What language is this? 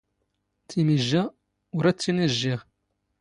Standard Moroccan Tamazight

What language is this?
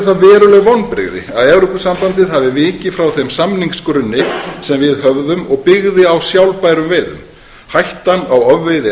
Icelandic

